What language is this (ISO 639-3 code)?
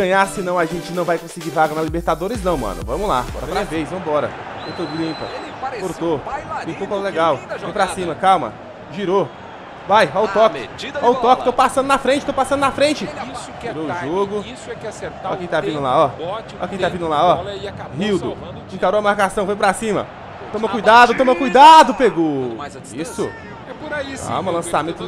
por